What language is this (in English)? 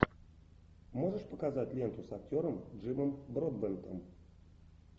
Russian